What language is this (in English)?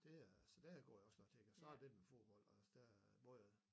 Danish